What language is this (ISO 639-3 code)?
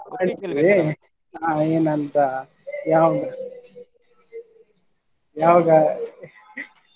kan